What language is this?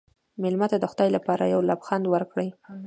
Pashto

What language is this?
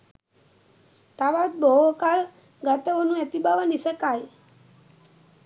Sinhala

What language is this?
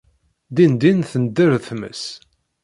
Kabyle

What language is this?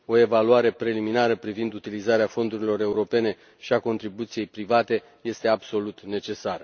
Romanian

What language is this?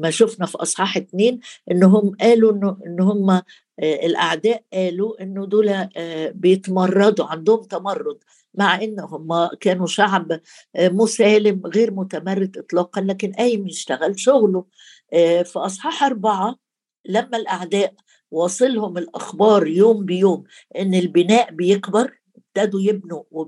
Arabic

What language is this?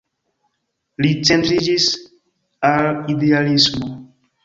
Esperanto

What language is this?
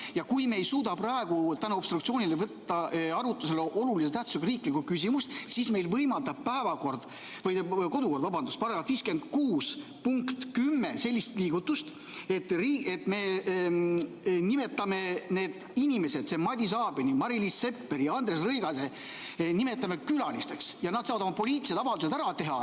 Estonian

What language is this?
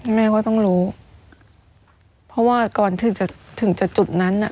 Thai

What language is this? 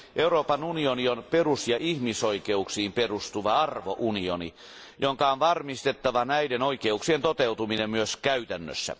Finnish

